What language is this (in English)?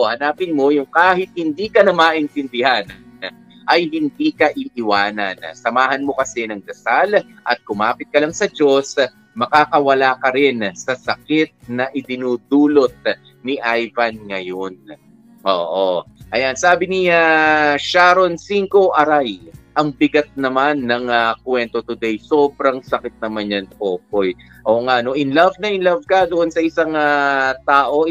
Filipino